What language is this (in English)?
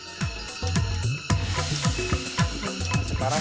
Indonesian